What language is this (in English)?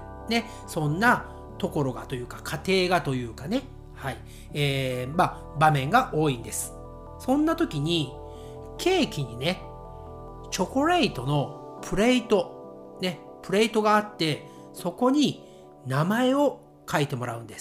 Japanese